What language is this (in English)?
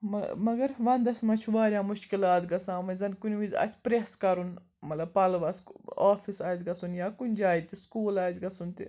Kashmiri